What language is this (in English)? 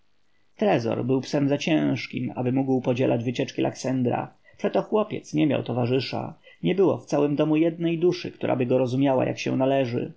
Polish